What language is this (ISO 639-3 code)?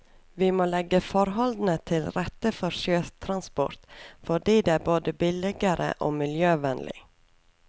nor